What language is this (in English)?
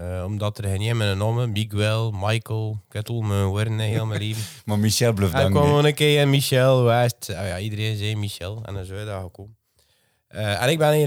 Dutch